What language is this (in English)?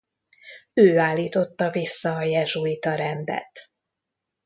Hungarian